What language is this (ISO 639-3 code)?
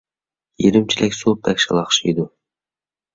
uig